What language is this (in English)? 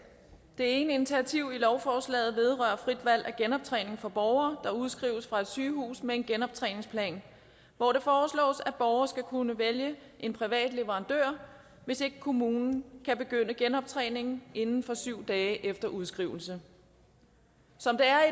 Danish